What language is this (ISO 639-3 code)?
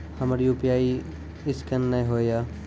mai